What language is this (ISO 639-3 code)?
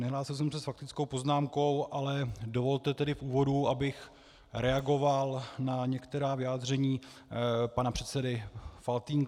ces